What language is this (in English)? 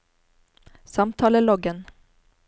Norwegian